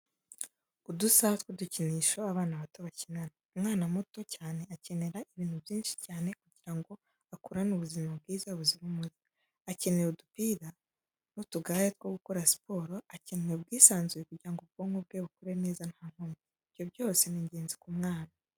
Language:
Kinyarwanda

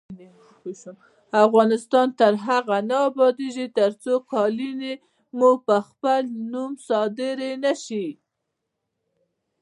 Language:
Pashto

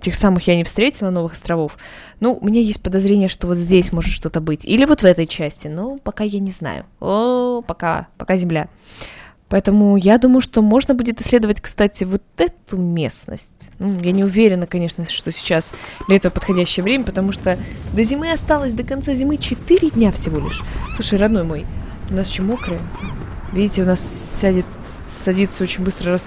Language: Russian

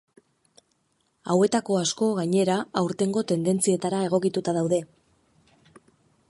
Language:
Basque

